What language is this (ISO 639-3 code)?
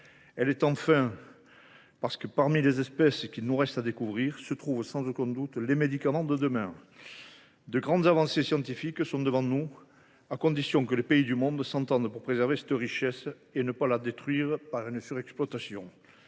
fra